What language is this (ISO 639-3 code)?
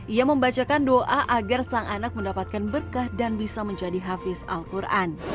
ind